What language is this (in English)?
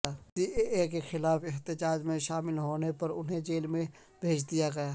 Urdu